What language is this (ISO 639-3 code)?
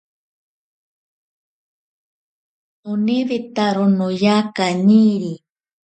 prq